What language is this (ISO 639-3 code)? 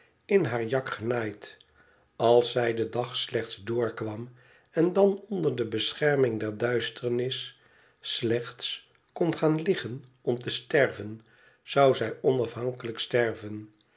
nld